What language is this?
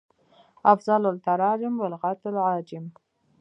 Pashto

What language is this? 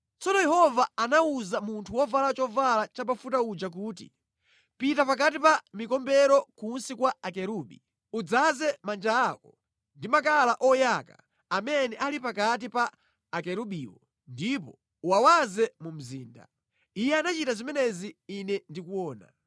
Nyanja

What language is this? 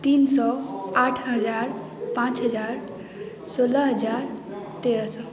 Maithili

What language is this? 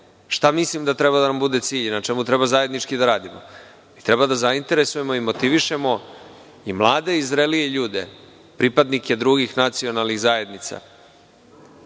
Serbian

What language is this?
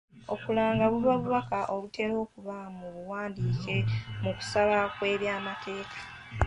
Ganda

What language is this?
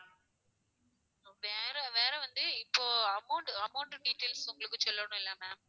Tamil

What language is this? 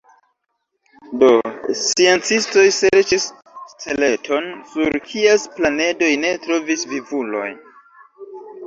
Esperanto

